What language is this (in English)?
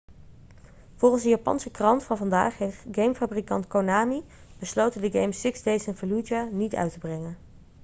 Dutch